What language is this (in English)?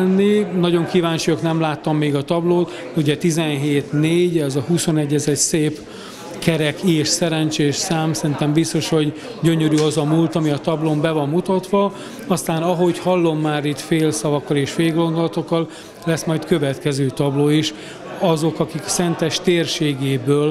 Hungarian